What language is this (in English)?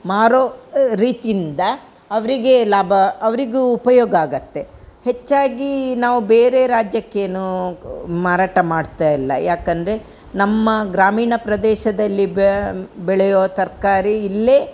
Kannada